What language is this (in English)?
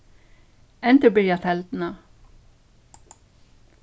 Faroese